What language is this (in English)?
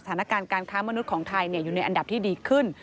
Thai